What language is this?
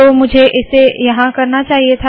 Hindi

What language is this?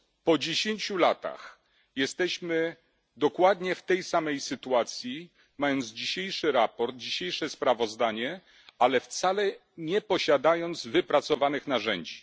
Polish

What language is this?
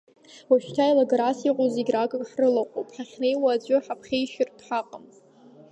Abkhazian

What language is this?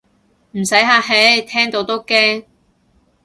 Cantonese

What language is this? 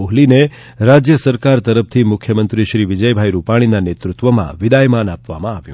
Gujarati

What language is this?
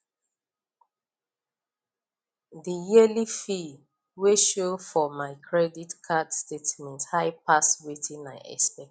Nigerian Pidgin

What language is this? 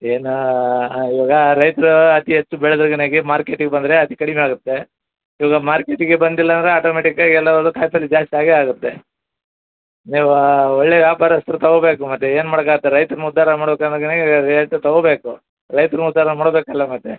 Kannada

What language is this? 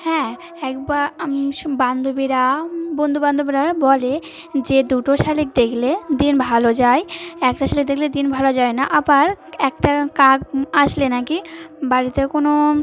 Bangla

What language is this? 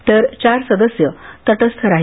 Marathi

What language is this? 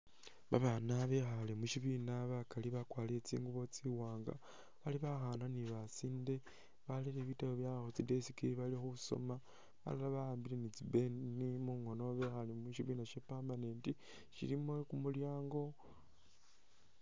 Masaaba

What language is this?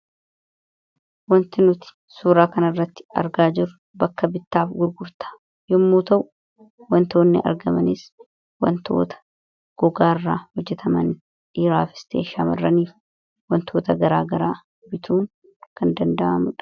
Oromo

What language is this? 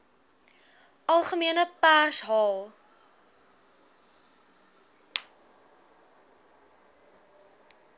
Afrikaans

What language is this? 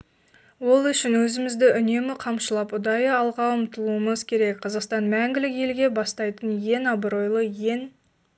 Kazakh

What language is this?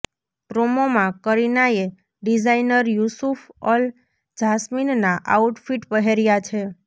Gujarati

